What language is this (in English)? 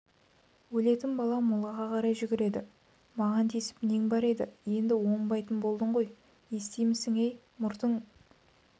Kazakh